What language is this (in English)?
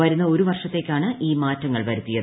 Malayalam